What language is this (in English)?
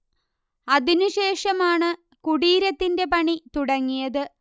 Malayalam